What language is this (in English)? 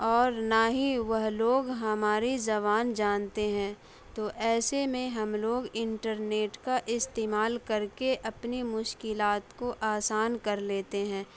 Urdu